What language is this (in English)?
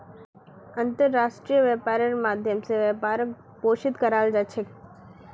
Magahi